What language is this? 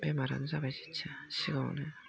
Bodo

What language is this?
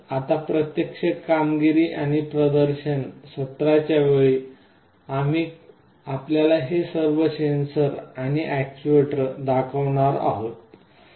Marathi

